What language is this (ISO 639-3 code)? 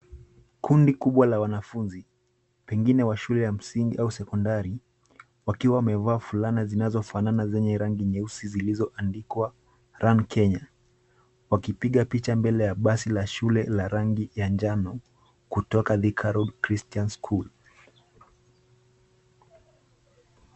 swa